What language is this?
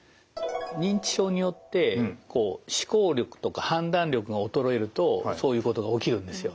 Japanese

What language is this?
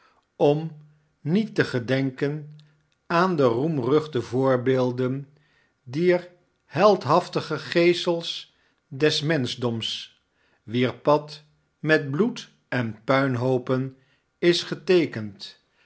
Dutch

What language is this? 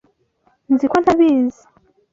Kinyarwanda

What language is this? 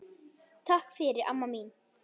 Icelandic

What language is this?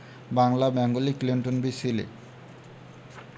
Bangla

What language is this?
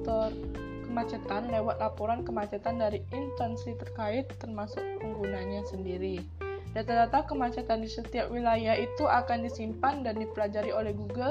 Indonesian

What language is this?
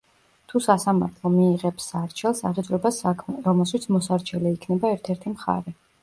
Georgian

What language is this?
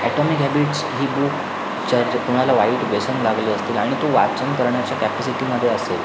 Marathi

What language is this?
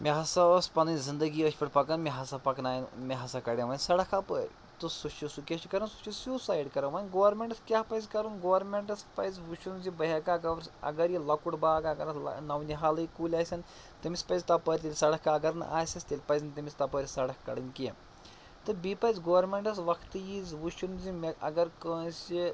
Kashmiri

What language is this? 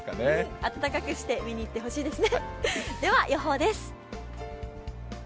Japanese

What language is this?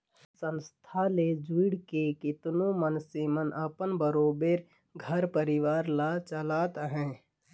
Chhattisgarhi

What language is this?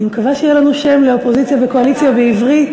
Hebrew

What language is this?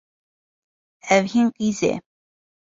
Kurdish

